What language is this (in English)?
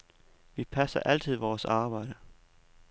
Danish